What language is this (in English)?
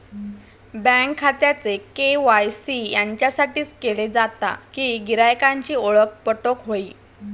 Marathi